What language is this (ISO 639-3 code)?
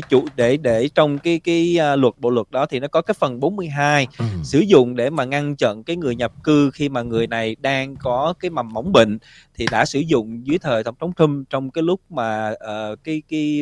vie